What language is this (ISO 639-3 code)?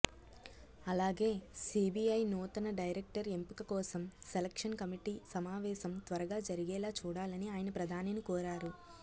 tel